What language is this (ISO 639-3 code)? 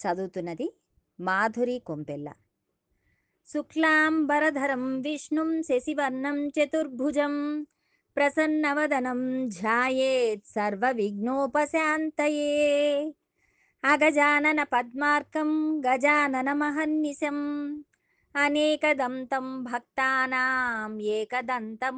tel